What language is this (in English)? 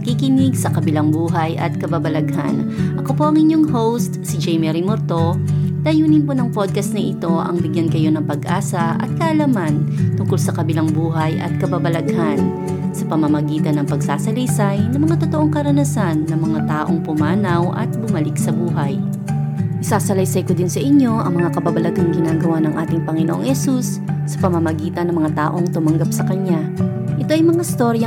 Filipino